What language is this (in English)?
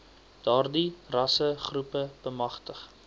Afrikaans